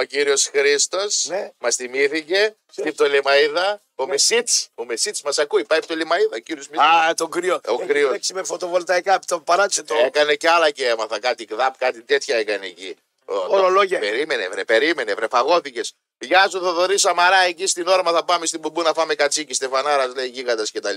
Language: Greek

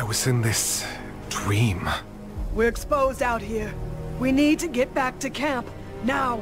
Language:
English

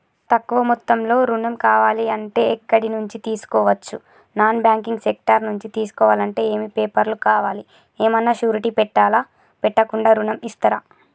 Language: Telugu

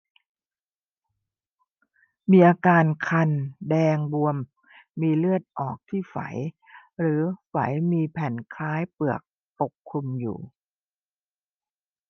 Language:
Thai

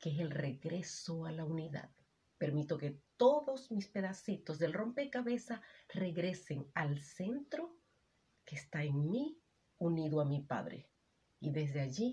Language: Spanish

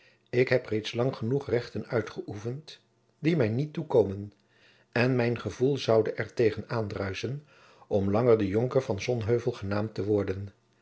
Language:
Dutch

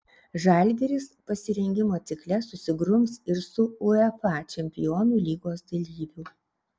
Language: Lithuanian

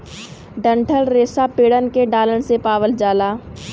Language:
Bhojpuri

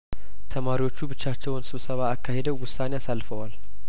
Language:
Amharic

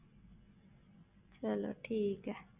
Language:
Punjabi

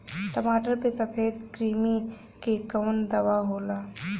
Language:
Bhojpuri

